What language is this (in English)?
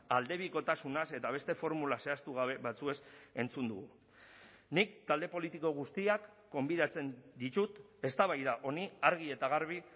Basque